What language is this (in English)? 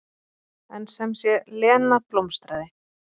Icelandic